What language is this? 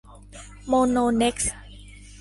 Thai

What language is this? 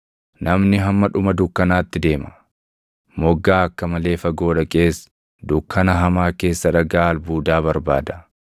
Oromo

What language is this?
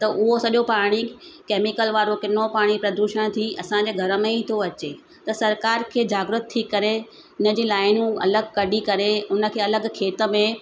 Sindhi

